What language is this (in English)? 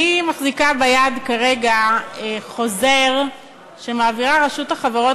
Hebrew